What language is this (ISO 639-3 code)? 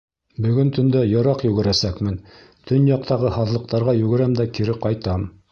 bak